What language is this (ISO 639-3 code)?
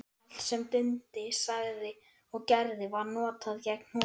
isl